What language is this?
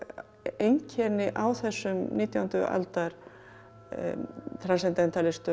Icelandic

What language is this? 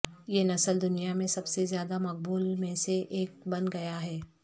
Urdu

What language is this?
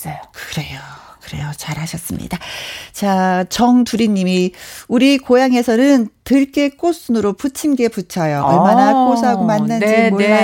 Korean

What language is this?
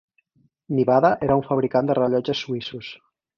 Catalan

